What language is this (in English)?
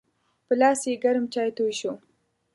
Pashto